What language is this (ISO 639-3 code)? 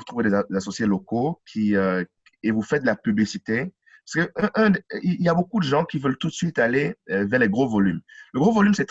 fra